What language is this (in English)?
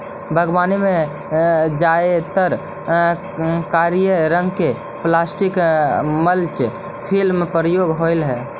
Magahi